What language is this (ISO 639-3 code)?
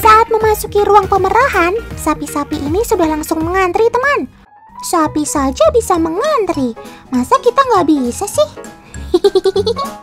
ind